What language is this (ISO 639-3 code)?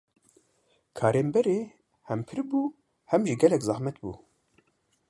kur